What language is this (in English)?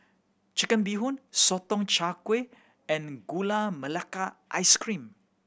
English